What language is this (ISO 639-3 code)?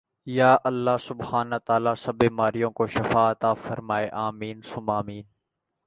urd